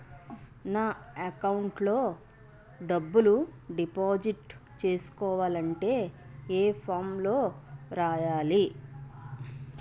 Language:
Telugu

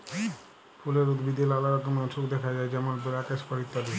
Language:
Bangla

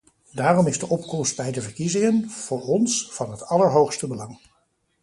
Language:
Dutch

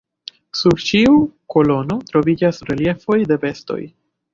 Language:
Esperanto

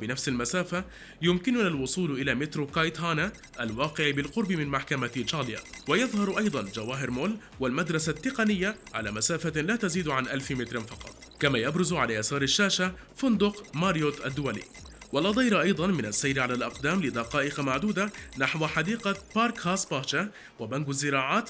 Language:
Arabic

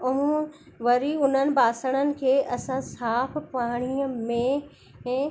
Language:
Sindhi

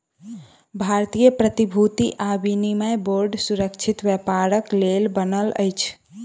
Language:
Maithili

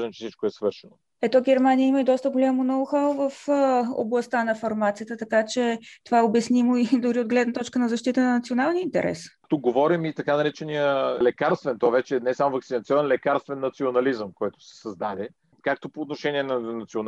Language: Bulgarian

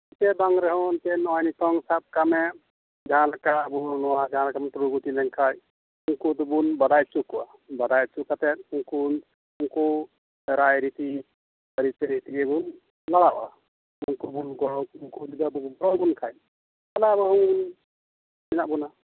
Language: Santali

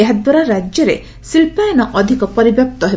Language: Odia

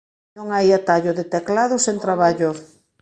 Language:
Galician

